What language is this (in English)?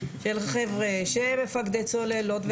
Hebrew